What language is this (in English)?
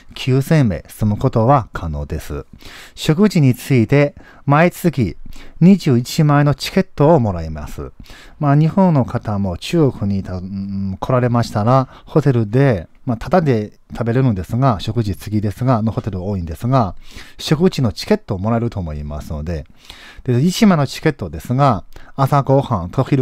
Japanese